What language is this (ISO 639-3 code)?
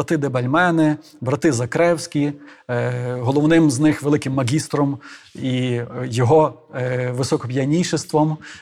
ukr